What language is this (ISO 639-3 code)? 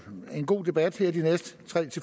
dan